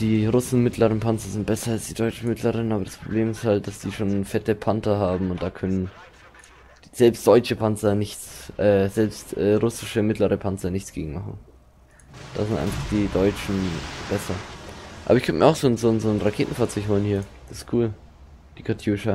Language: German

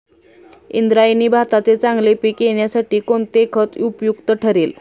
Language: Marathi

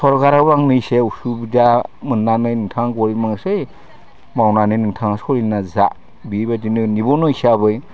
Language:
Bodo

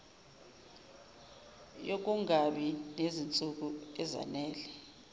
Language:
Zulu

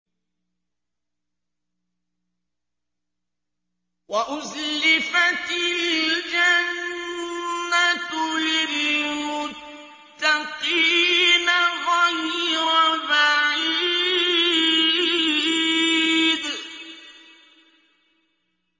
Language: Arabic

